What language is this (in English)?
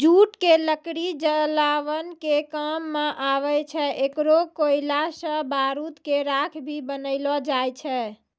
Maithili